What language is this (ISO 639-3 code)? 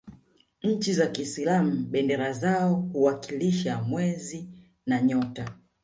swa